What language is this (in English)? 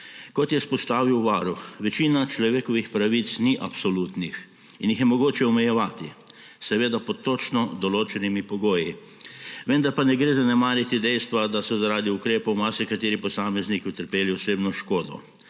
Slovenian